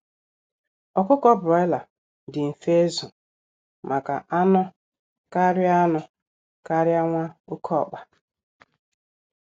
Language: Igbo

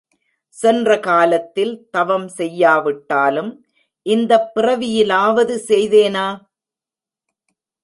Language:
Tamil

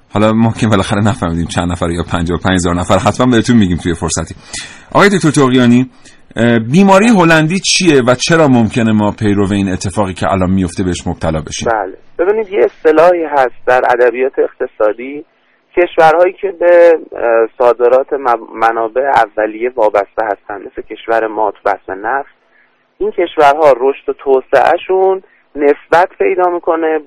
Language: Persian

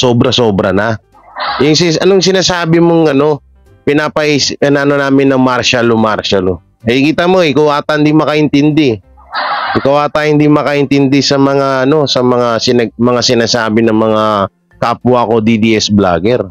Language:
Filipino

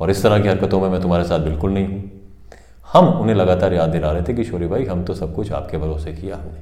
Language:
Hindi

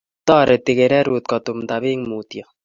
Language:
Kalenjin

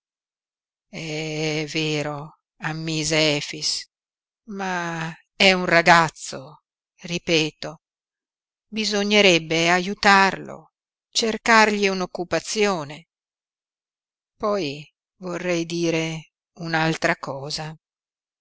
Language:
Italian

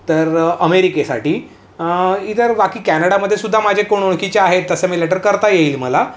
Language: Marathi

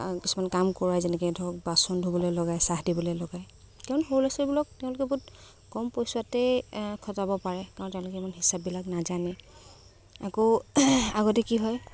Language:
Assamese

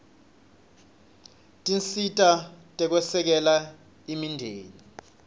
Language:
Swati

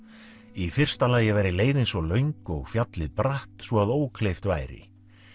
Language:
Icelandic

